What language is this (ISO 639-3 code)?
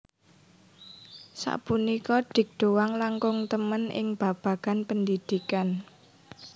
jav